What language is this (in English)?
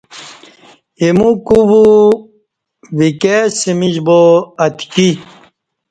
Kati